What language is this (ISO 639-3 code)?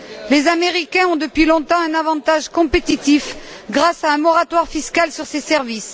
fra